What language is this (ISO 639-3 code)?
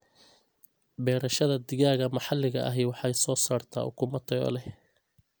som